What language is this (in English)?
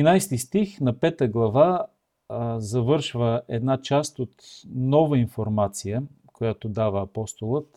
Bulgarian